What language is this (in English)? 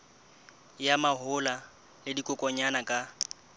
Southern Sotho